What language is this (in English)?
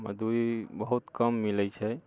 Maithili